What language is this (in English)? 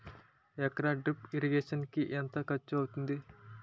Telugu